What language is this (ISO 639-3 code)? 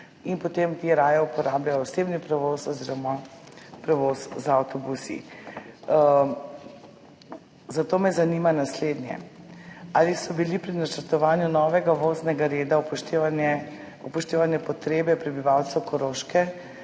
slv